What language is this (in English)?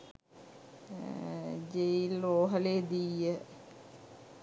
Sinhala